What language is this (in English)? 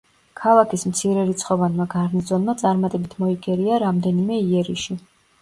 Georgian